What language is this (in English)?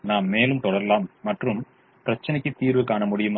Tamil